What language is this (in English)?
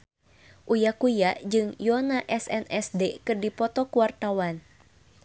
Sundanese